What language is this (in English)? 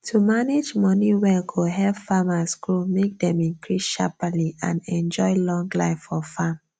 Nigerian Pidgin